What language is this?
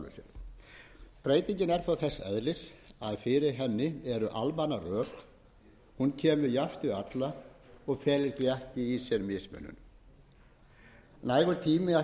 Icelandic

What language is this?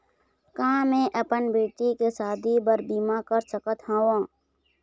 Chhattisgarhi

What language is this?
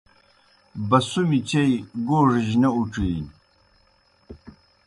Kohistani Shina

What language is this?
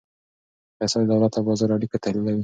Pashto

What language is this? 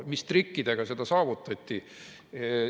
Estonian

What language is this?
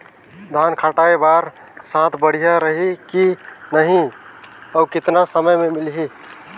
Chhattisgarhi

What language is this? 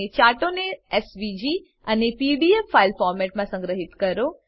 Gujarati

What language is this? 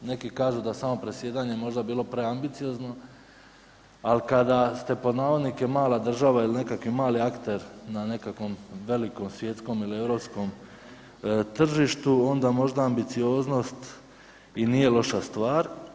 Croatian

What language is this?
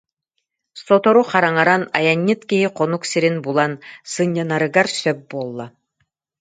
Yakut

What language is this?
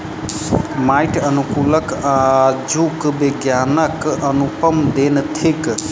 Maithili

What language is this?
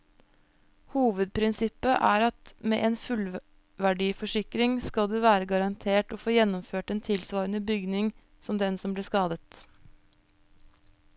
Norwegian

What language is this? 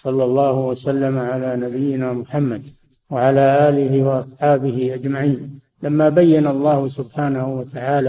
Arabic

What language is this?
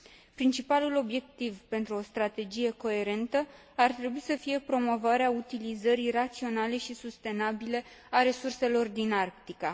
Romanian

